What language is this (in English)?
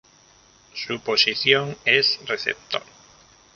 Spanish